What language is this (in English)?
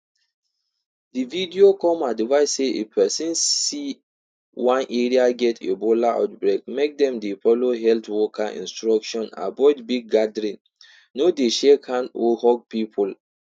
Nigerian Pidgin